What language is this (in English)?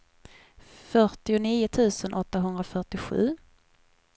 Swedish